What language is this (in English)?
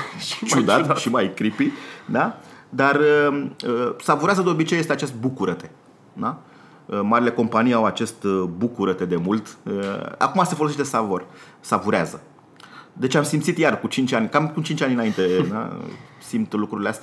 Romanian